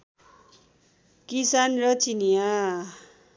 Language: Nepali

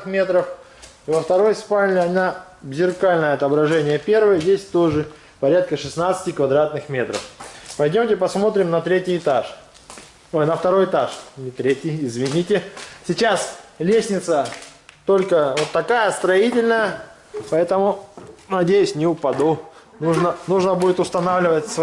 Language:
Russian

